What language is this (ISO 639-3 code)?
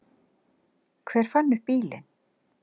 isl